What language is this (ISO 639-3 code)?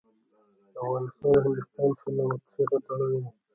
pus